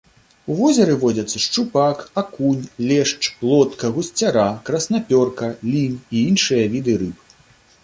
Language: Belarusian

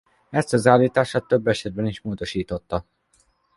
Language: Hungarian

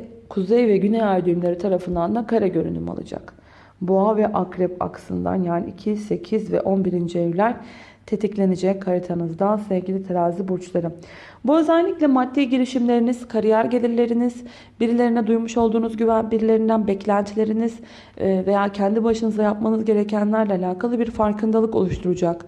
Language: Turkish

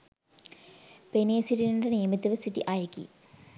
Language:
Sinhala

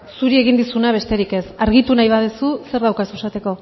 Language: Basque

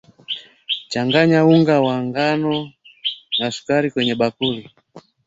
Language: Swahili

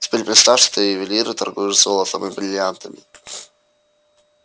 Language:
Russian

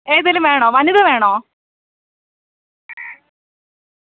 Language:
Malayalam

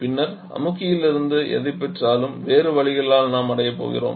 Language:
Tamil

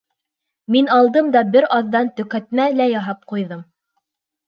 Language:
Bashkir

